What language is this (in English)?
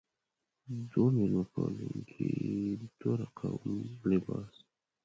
Pashto